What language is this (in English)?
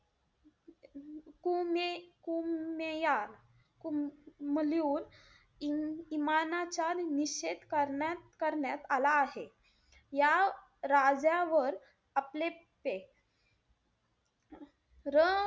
Marathi